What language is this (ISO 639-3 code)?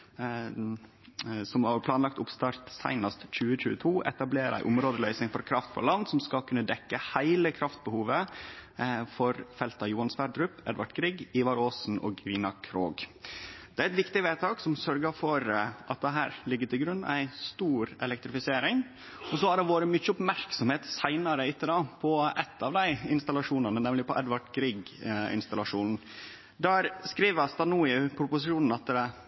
nno